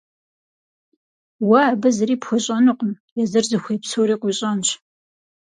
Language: Kabardian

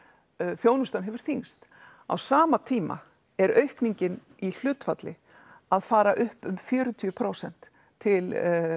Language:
Icelandic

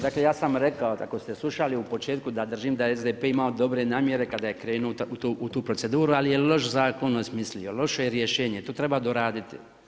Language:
Croatian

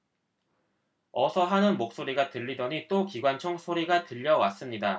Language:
Korean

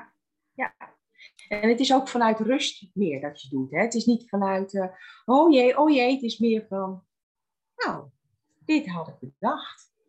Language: Dutch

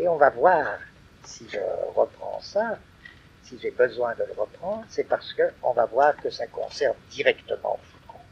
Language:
French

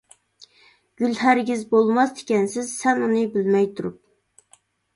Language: Uyghur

